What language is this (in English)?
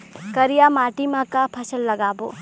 Chhattisgarhi